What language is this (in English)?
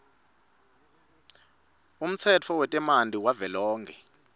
Swati